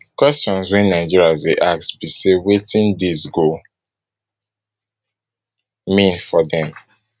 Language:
Nigerian Pidgin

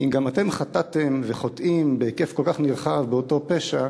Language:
Hebrew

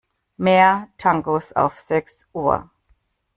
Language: German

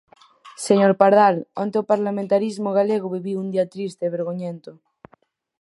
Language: Galician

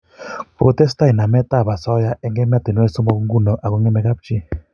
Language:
Kalenjin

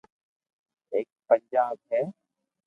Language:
Loarki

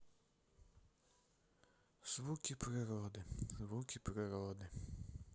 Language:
Russian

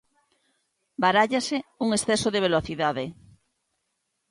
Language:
Galician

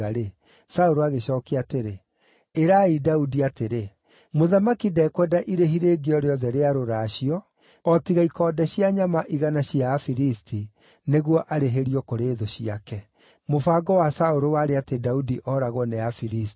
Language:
Kikuyu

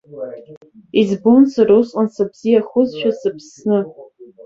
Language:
Abkhazian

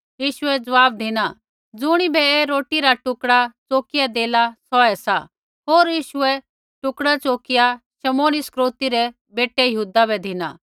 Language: Kullu Pahari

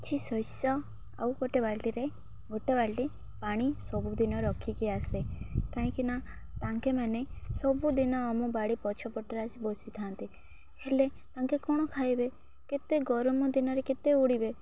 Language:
Odia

